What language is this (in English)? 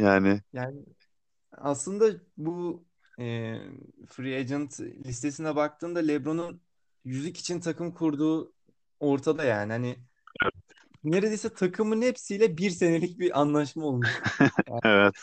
Turkish